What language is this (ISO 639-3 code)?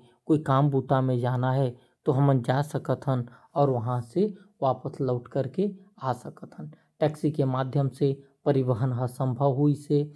kfp